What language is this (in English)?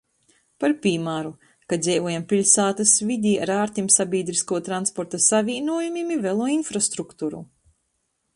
Latgalian